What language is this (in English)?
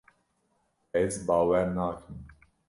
Kurdish